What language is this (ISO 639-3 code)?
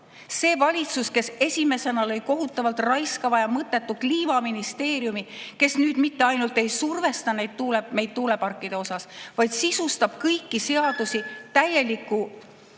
est